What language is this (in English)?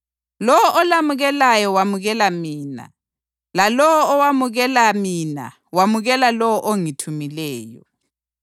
North Ndebele